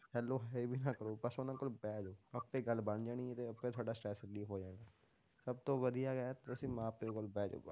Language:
Punjabi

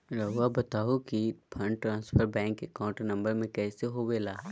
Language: Magahi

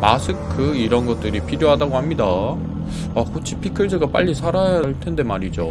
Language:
Korean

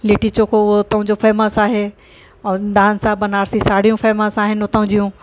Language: Sindhi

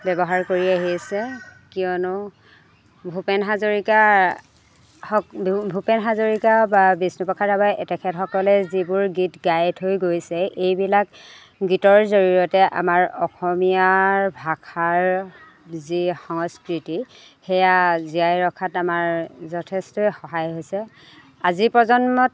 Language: Assamese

